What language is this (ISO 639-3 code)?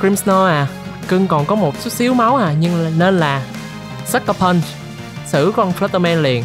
vie